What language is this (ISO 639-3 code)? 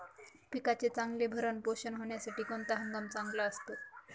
mar